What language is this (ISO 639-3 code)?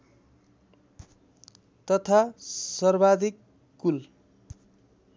nep